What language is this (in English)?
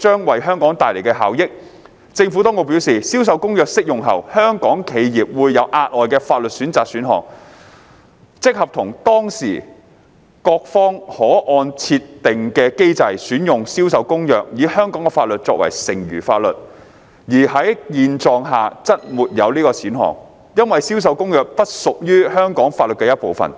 Cantonese